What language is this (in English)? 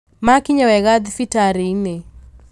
Kikuyu